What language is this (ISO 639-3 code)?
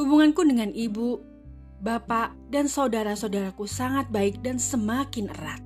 ind